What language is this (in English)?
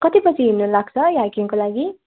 Nepali